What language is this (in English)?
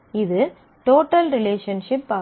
Tamil